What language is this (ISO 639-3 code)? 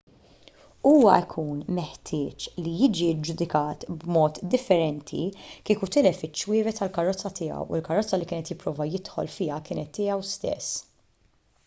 mlt